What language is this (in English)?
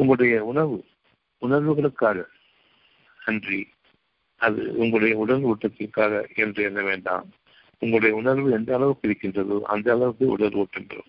Tamil